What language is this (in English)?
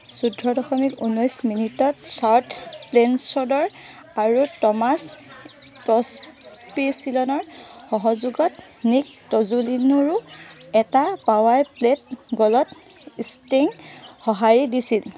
Assamese